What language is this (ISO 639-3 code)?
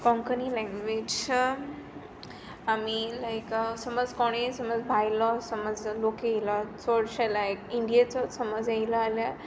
kok